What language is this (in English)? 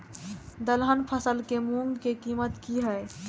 Maithili